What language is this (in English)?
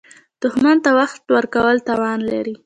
Pashto